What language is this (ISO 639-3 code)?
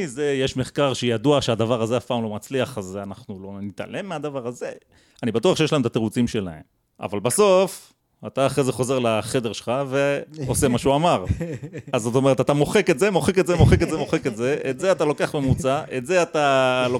heb